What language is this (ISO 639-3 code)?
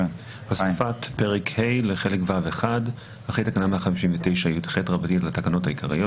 heb